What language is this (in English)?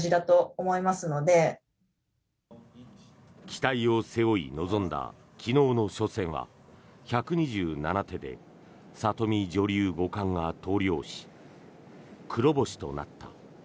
Japanese